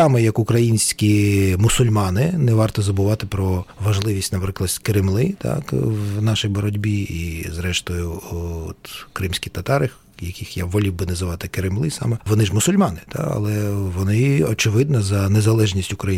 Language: Ukrainian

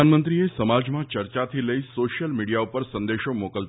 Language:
Gujarati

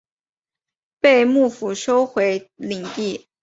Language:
Chinese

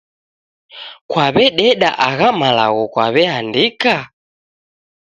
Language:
Taita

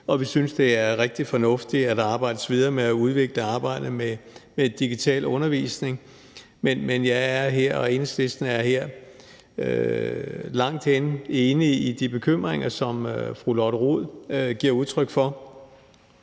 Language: Danish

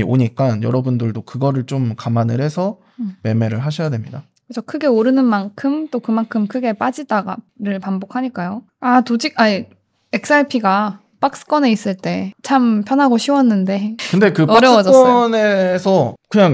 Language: Korean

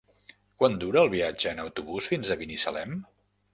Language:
Catalan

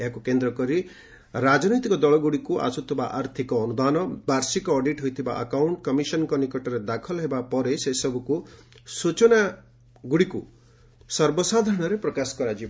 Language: Odia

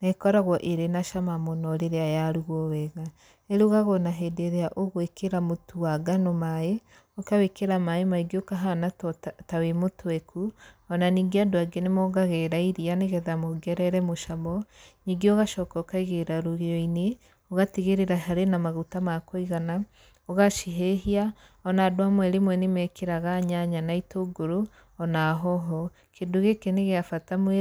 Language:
Kikuyu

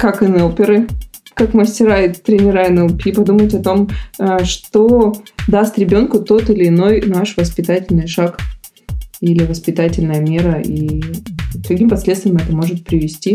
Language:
Russian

